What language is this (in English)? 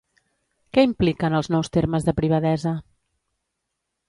Catalan